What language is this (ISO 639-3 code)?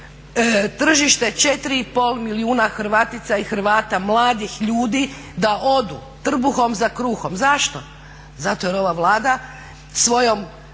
hrv